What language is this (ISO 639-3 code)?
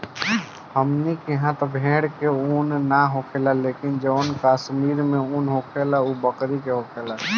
bho